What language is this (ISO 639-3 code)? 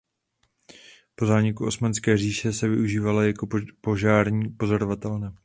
ces